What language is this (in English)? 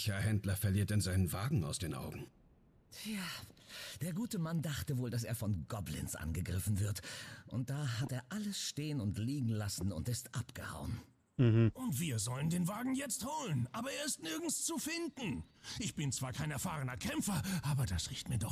German